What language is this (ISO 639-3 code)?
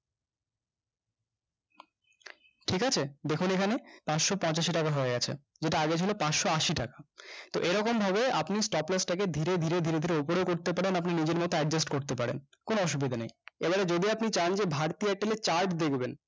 ben